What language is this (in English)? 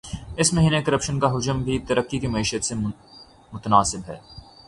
Urdu